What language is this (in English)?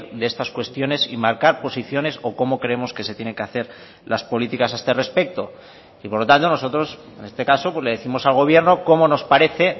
Spanish